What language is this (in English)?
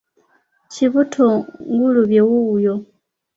Ganda